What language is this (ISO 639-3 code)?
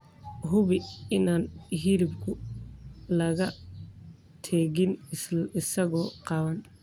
som